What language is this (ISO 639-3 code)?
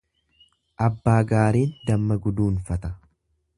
orm